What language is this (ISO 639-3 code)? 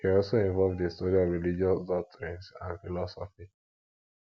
pcm